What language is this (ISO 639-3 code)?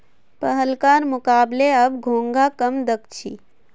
mag